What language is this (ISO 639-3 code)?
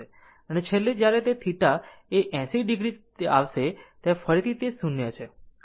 guj